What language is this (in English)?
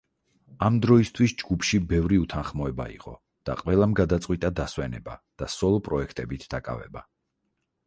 Georgian